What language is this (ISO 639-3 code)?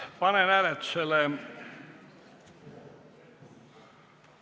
est